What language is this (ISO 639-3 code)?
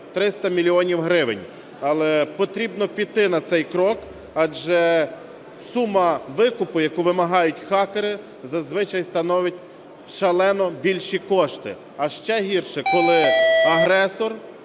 ukr